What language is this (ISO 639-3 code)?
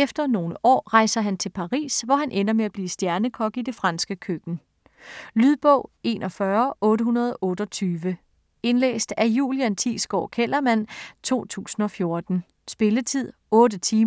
dan